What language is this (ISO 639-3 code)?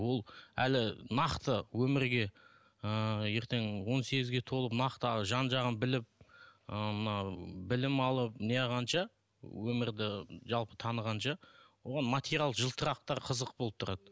kaz